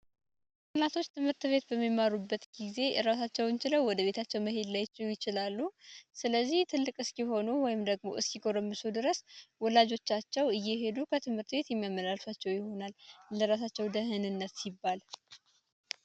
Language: Amharic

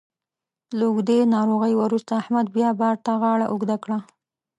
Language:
Pashto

